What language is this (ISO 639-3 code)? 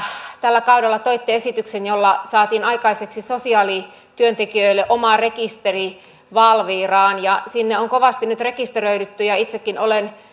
fin